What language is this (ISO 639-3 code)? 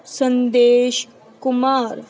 pan